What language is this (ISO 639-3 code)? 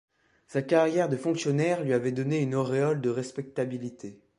fra